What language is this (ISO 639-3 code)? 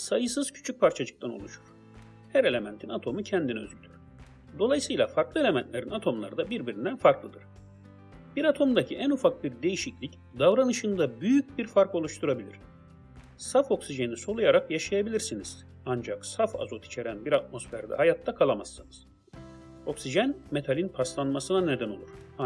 tur